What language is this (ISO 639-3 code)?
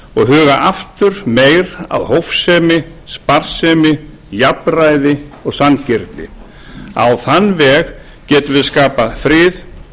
isl